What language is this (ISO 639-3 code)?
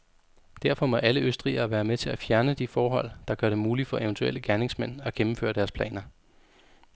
dan